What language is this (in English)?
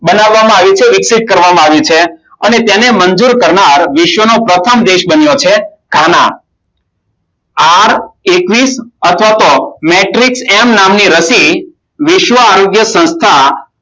Gujarati